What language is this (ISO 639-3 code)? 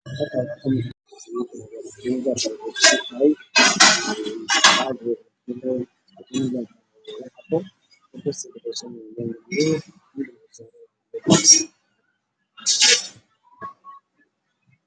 som